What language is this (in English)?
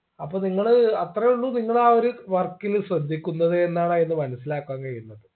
Malayalam